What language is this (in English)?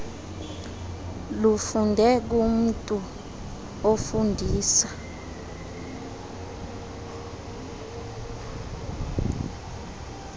Xhosa